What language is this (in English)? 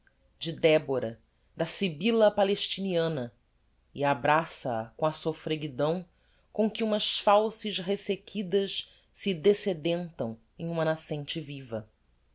Portuguese